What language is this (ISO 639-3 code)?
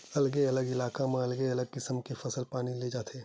hne